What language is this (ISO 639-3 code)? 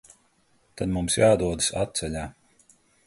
lav